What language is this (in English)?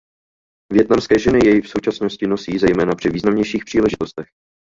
Czech